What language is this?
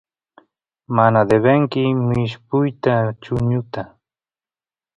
Santiago del Estero Quichua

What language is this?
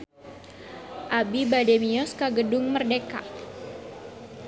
Sundanese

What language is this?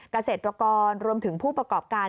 Thai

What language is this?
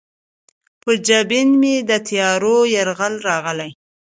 Pashto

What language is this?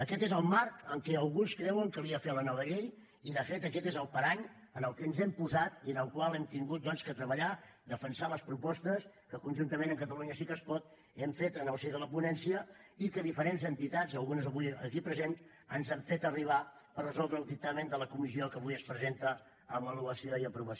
Catalan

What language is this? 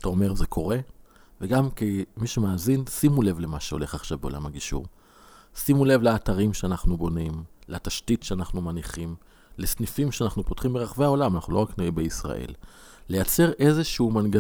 Hebrew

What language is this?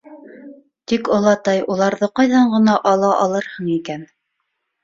Bashkir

